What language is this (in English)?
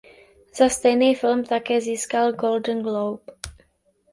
Czech